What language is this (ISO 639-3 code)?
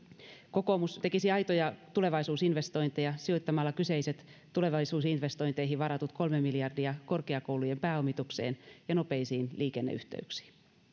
fin